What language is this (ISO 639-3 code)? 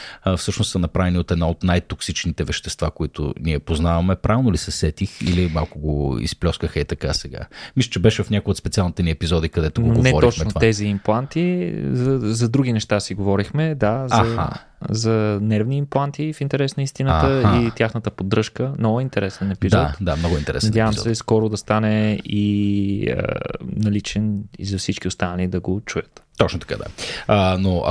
bul